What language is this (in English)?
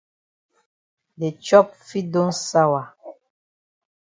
Cameroon Pidgin